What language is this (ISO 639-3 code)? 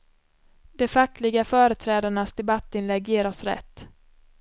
swe